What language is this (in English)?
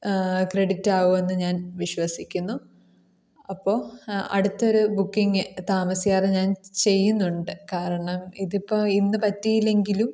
Malayalam